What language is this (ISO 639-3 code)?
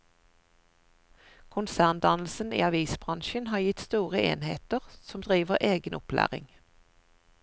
nor